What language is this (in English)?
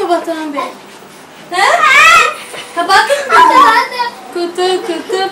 Turkish